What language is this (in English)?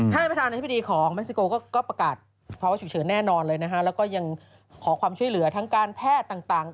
Thai